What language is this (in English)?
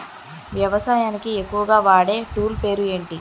Telugu